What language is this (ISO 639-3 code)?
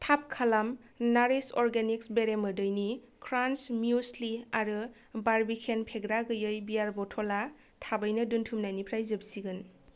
brx